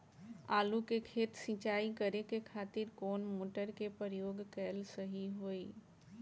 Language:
Bhojpuri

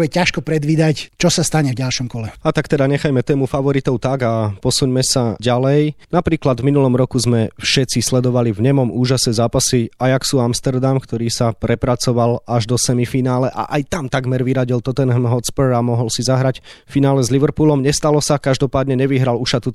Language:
Slovak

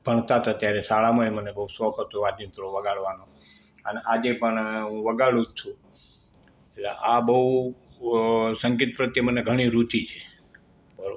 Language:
Gujarati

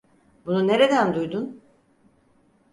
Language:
Turkish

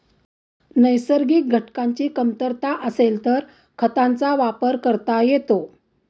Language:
Marathi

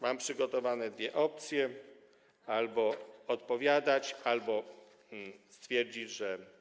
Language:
Polish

